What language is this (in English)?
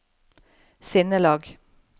Norwegian